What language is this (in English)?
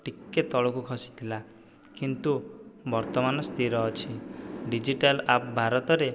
Odia